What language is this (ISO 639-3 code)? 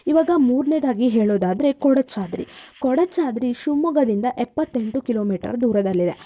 kan